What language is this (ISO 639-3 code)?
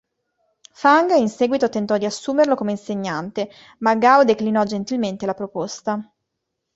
ita